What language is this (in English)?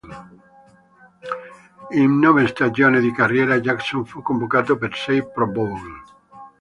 Italian